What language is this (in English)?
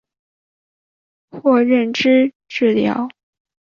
Chinese